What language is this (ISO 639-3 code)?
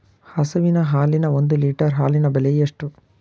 kan